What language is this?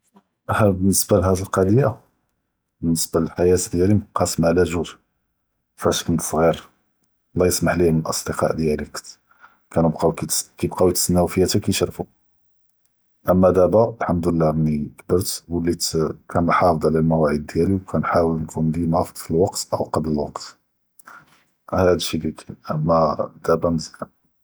Judeo-Arabic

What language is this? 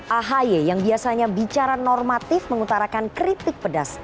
Indonesian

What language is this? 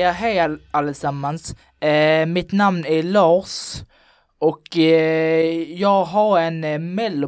Swedish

